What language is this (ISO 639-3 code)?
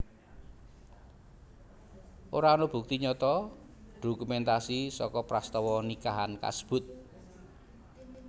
jav